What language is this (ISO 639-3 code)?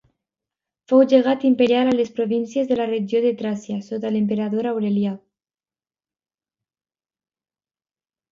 cat